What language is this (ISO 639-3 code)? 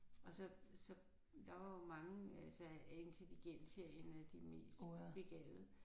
dan